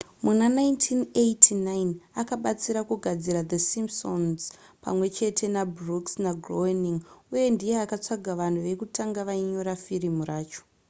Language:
Shona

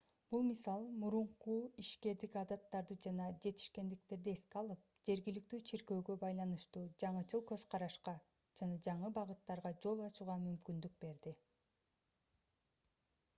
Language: Kyrgyz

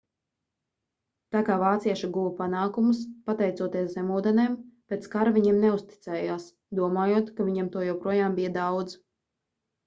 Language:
Latvian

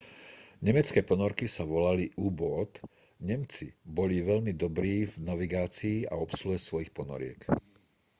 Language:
Slovak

